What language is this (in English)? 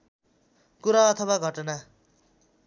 Nepali